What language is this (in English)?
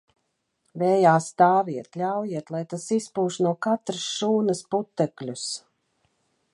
Latvian